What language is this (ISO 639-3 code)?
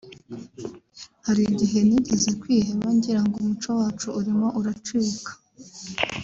kin